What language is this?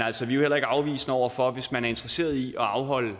Danish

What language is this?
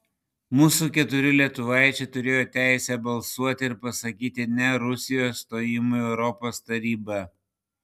Lithuanian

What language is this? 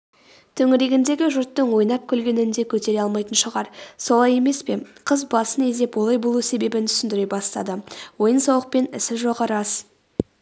Kazakh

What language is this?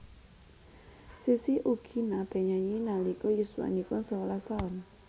Javanese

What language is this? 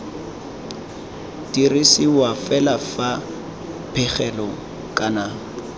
Tswana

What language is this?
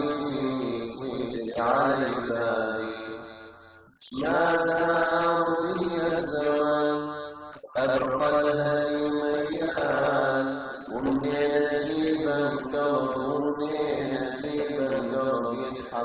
Arabic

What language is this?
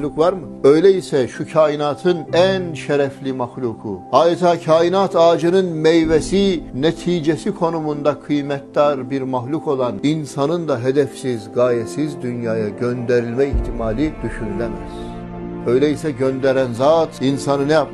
Turkish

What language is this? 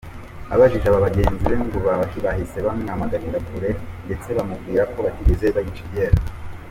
Kinyarwanda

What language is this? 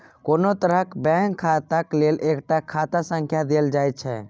Maithili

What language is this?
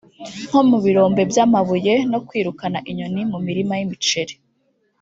Kinyarwanda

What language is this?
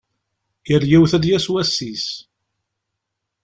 Kabyle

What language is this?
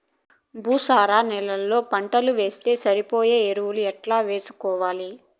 Telugu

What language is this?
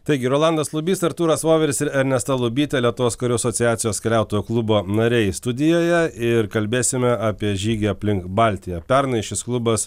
Lithuanian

